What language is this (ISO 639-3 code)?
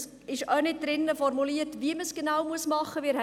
gsw